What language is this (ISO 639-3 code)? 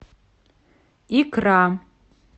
rus